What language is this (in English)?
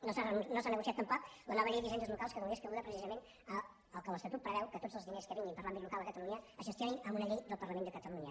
Catalan